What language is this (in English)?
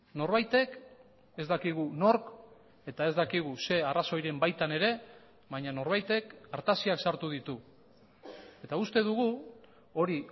Basque